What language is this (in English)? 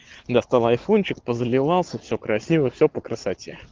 Russian